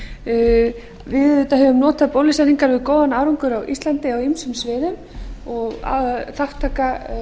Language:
Icelandic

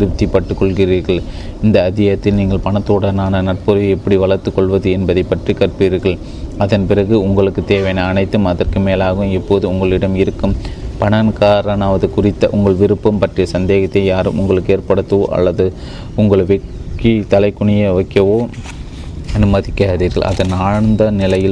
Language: Tamil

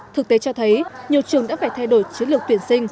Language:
Vietnamese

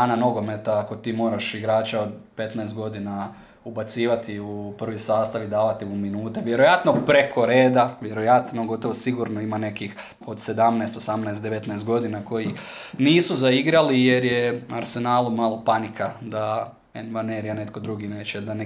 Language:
Croatian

